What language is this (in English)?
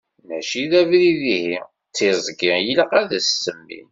Kabyle